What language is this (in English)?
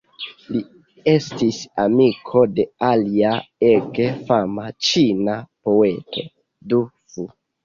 Esperanto